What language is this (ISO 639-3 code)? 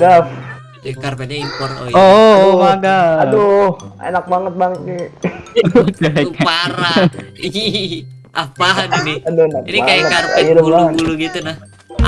ind